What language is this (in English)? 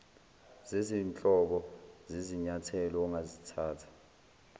Zulu